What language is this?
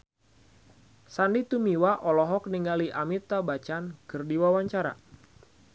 Sundanese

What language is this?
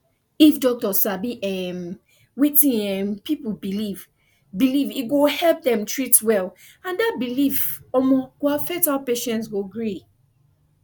Nigerian Pidgin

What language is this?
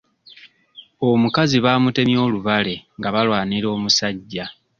Ganda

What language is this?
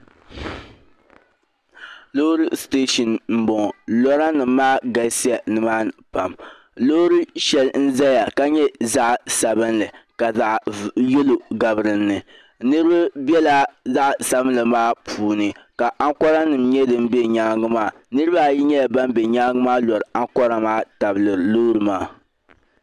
Dagbani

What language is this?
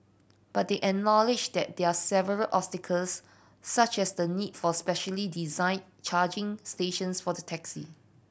English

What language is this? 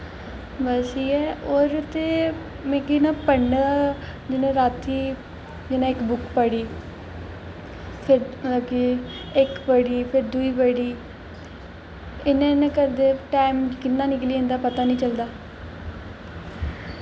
Dogri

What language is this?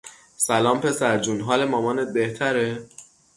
Persian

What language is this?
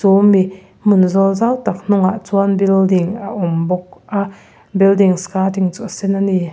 Mizo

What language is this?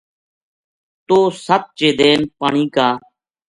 Gujari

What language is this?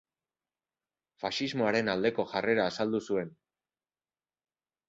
Basque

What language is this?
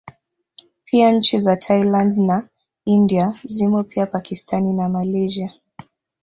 Swahili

